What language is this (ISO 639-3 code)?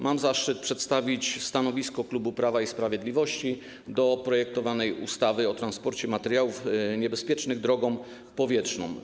pol